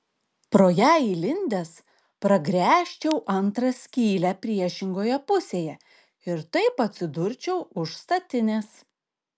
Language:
Lithuanian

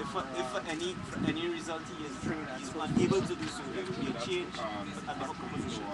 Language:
English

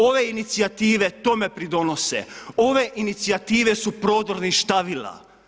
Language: Croatian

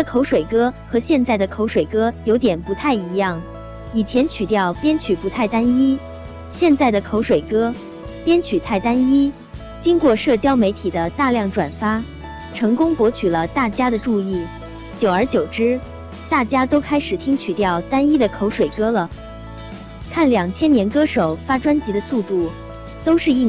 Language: Chinese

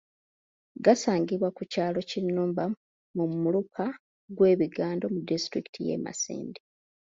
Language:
Ganda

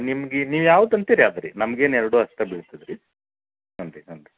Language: Kannada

